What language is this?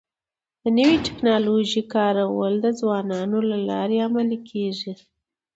Pashto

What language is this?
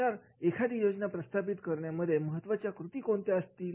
Marathi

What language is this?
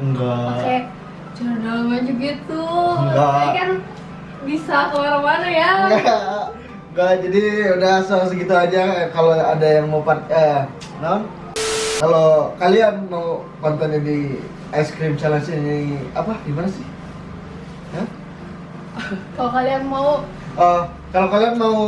Indonesian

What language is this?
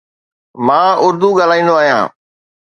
Sindhi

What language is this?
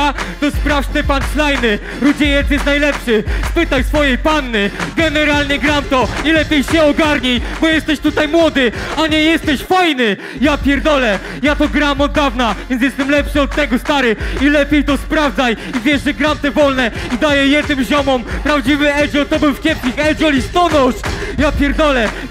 Polish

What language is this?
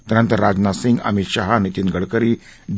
Marathi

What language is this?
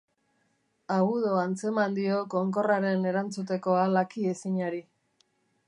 Basque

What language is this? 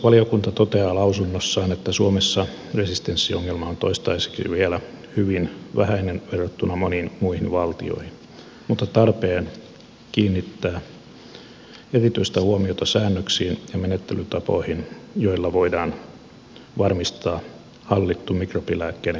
Finnish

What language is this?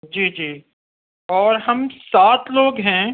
Urdu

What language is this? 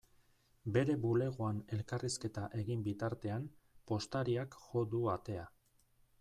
Basque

